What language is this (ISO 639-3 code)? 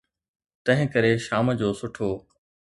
snd